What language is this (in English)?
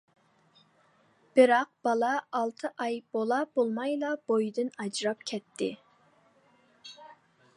Uyghur